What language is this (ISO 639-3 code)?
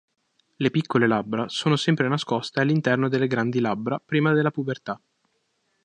ita